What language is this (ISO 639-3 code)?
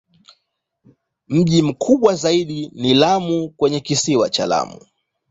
swa